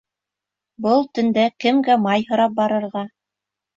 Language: Bashkir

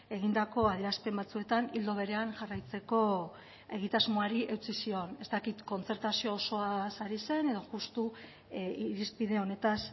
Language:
Basque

